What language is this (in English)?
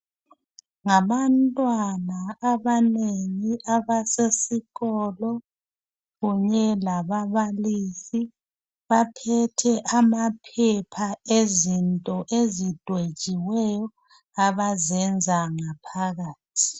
North Ndebele